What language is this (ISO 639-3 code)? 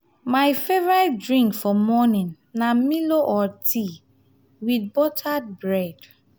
pcm